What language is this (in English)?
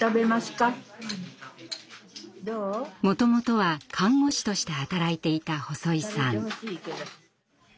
Japanese